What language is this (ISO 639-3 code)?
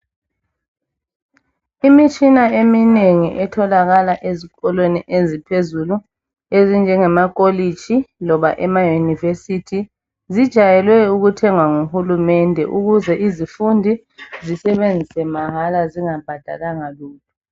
nde